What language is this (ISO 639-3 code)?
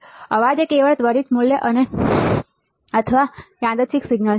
guj